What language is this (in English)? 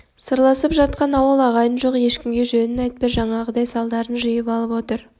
Kazakh